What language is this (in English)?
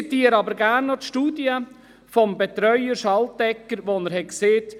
Swiss German